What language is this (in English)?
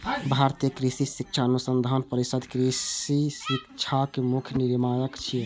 Maithili